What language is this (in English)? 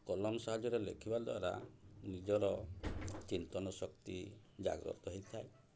Odia